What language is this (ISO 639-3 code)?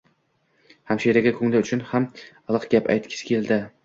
uzb